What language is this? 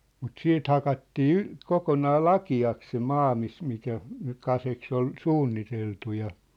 Finnish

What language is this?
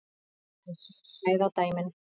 Icelandic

